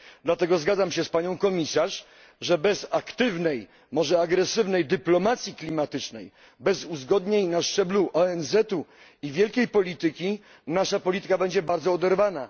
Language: Polish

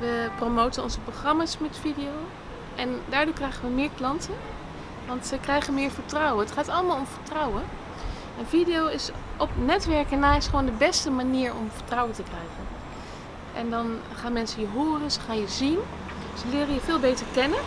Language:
Dutch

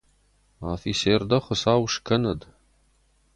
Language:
Ossetic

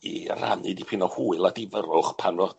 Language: Welsh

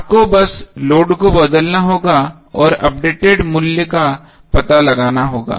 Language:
Hindi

